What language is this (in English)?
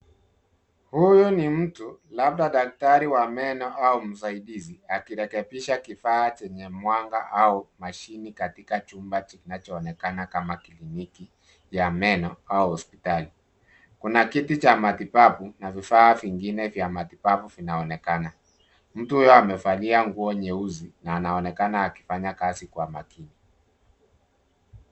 Swahili